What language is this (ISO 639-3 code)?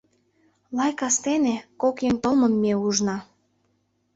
chm